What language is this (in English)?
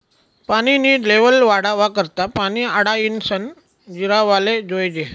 Marathi